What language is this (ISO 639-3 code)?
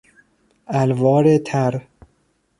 fas